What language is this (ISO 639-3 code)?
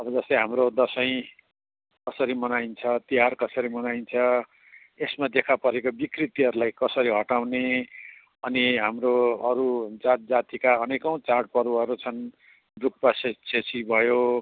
nep